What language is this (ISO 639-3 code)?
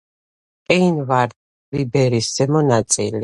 kat